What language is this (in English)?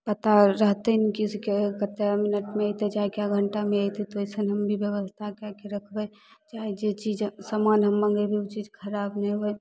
Maithili